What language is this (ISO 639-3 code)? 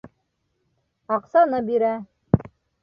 bak